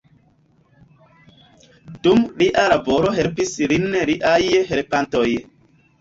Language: Esperanto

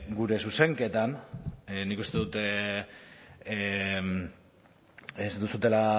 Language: Basque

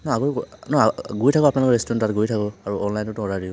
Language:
Assamese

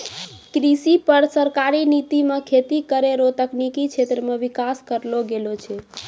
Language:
Maithili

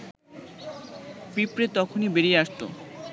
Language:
Bangla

